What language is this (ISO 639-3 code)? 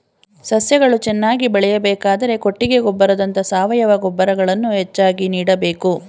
kan